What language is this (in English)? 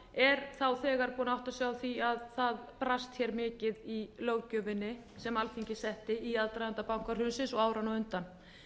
Icelandic